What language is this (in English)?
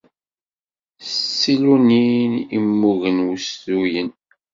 Kabyle